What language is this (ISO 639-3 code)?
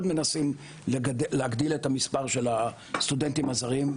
heb